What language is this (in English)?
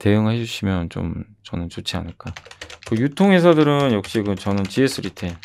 Korean